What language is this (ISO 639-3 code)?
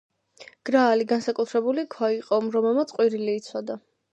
kat